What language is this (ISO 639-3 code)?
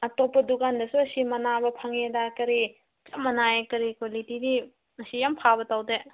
mni